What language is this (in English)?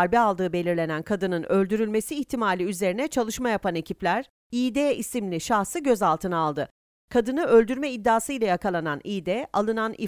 Turkish